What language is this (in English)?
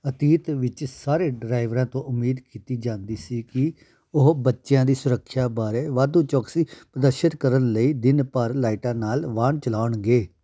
Punjabi